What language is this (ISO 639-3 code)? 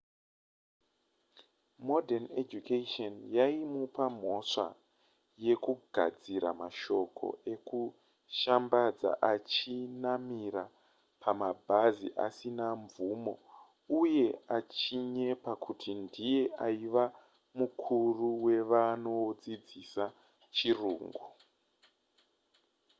sna